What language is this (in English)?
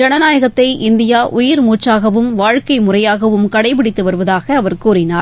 Tamil